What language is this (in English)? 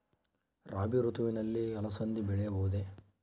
Kannada